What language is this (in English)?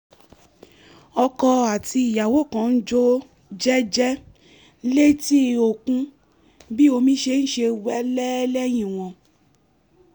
Yoruba